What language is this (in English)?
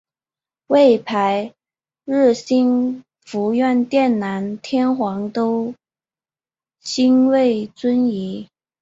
Chinese